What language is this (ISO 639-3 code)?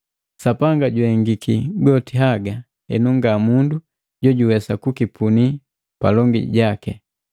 mgv